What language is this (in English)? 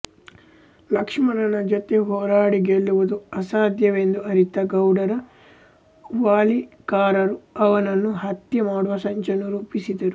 Kannada